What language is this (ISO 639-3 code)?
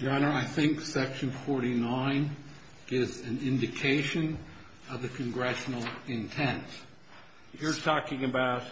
eng